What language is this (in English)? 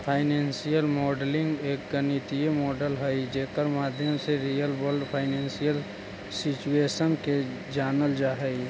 Magahi